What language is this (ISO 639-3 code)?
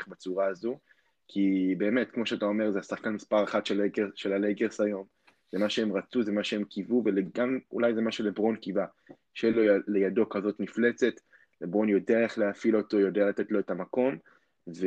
heb